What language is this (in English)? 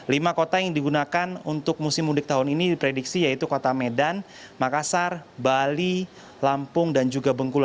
Indonesian